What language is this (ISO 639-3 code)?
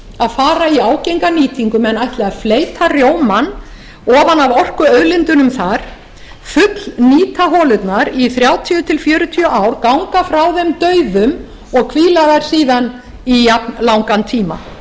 isl